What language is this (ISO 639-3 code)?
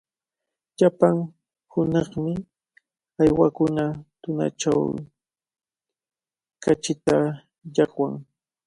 qvl